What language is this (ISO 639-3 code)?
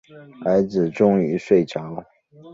zho